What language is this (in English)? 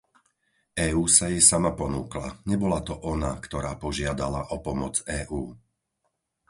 Slovak